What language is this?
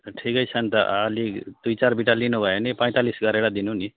Nepali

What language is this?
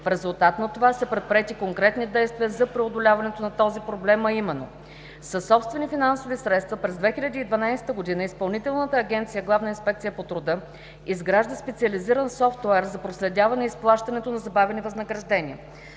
Bulgarian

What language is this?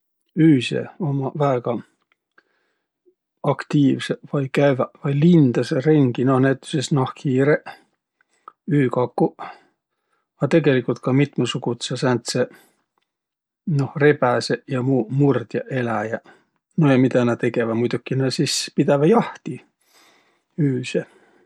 Võro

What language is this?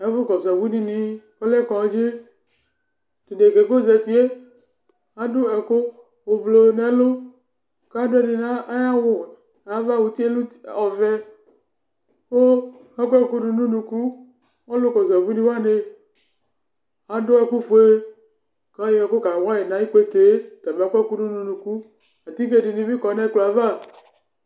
Ikposo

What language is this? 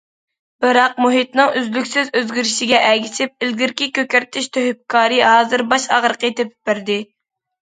Uyghur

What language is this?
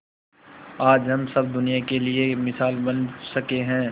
Hindi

